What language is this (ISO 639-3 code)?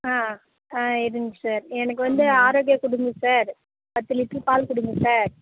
tam